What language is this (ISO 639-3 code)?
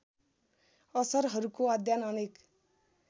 nep